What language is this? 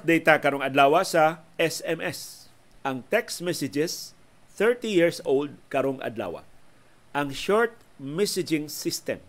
Filipino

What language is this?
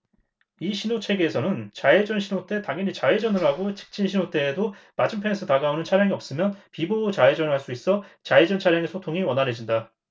Korean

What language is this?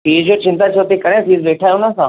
Sindhi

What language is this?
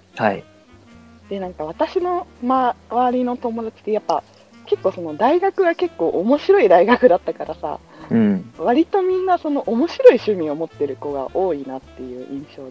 Japanese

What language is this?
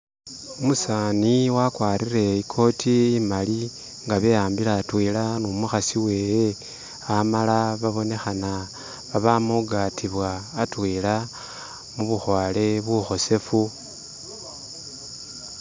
Masaaba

